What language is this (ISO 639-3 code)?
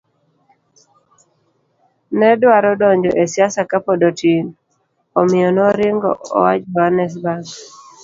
luo